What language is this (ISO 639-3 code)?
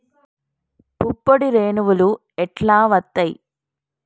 tel